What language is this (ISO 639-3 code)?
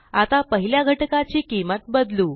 mar